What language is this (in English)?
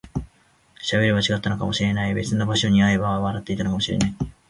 Japanese